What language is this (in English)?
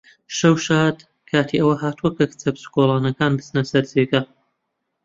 Central Kurdish